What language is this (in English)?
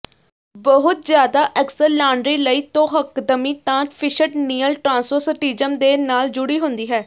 Punjabi